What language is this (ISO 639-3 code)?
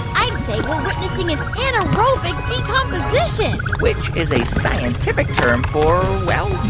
eng